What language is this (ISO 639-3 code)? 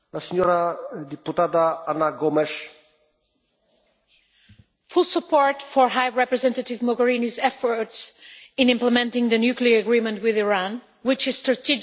eng